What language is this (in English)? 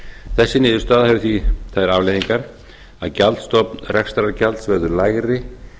Icelandic